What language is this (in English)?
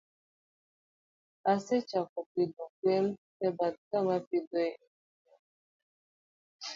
Luo (Kenya and Tanzania)